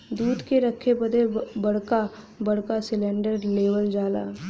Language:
Bhojpuri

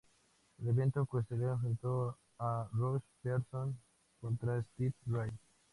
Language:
Spanish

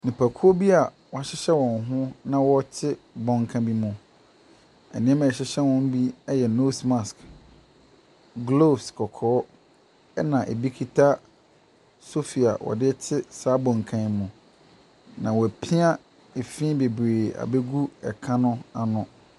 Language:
Akan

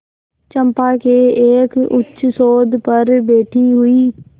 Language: Hindi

